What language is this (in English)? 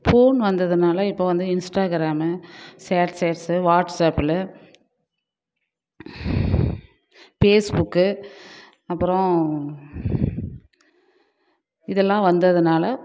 Tamil